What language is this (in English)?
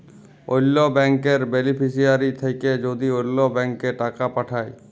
Bangla